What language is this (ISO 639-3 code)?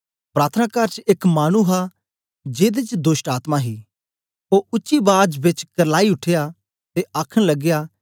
doi